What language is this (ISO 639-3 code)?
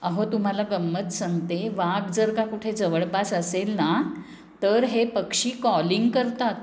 mar